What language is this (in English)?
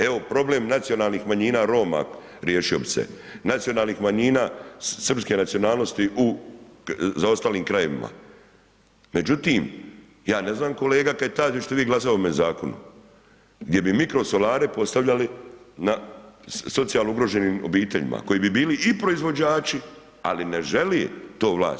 Croatian